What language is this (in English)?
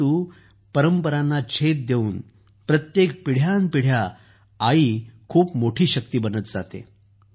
Marathi